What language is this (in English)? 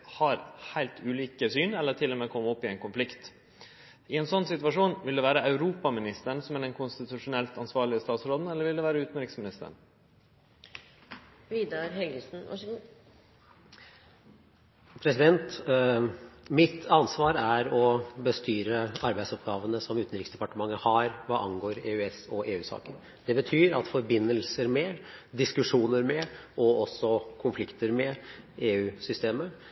Norwegian